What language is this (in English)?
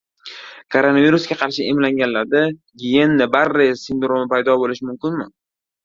Uzbek